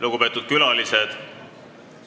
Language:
Estonian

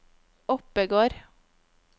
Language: Norwegian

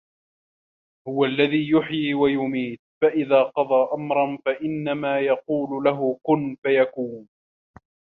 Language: Arabic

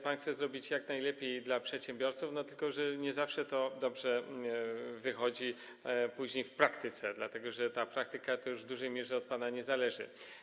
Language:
Polish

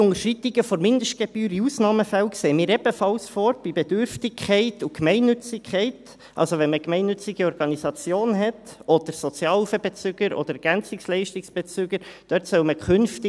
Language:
Swiss German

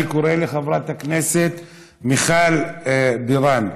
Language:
Hebrew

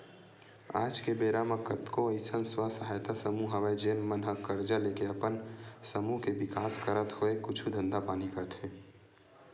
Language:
Chhattisgarhi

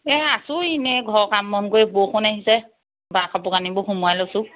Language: Assamese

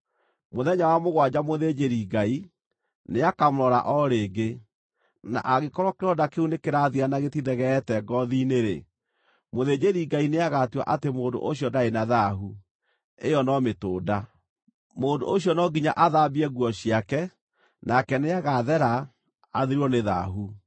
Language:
Kikuyu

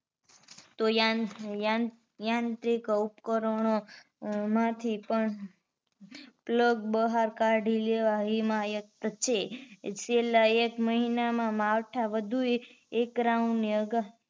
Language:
Gujarati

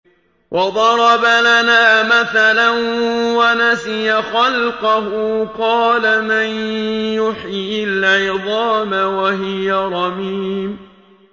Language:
Arabic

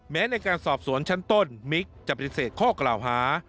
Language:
Thai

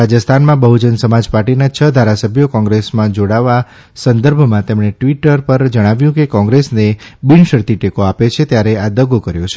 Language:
Gujarati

